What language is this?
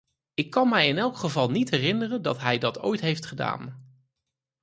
Dutch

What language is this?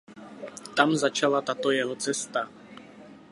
Czech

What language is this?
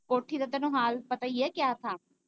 Punjabi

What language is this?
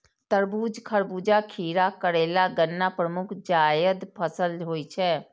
Maithili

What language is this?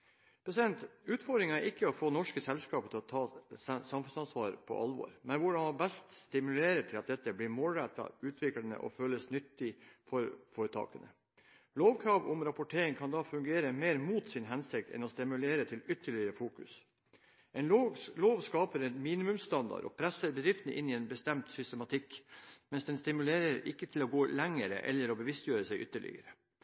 Norwegian Bokmål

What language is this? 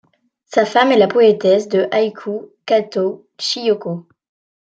French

